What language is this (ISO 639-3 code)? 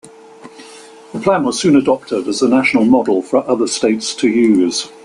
eng